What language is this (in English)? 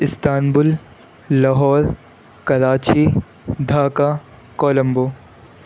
Urdu